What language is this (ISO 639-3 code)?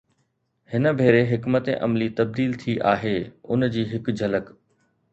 snd